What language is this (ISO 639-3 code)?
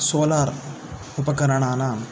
san